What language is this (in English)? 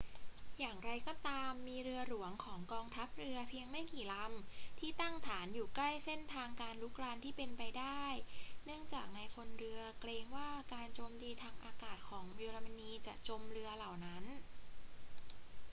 Thai